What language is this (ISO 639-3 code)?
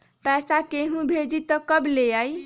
mag